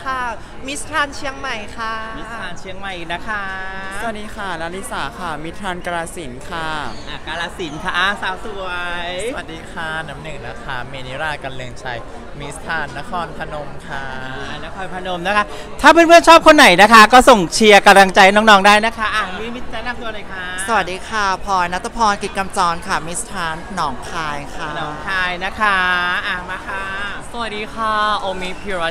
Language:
Thai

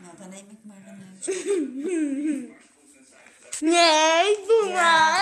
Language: Dutch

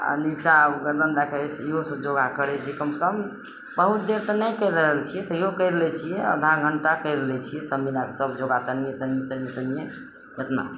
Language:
Maithili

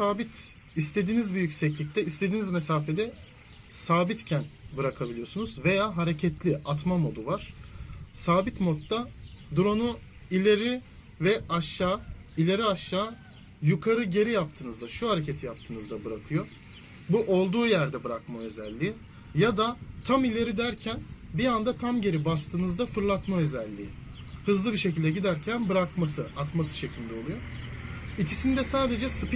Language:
Turkish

